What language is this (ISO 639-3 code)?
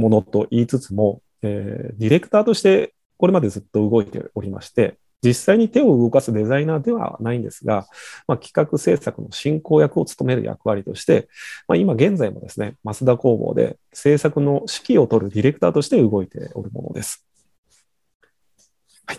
jpn